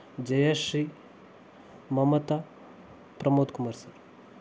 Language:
Kannada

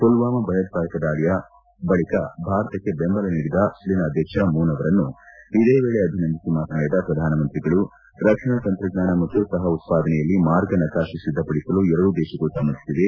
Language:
Kannada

